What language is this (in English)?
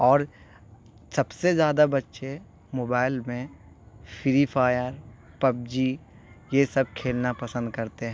Urdu